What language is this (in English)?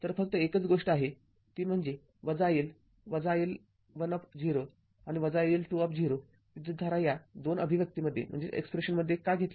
Marathi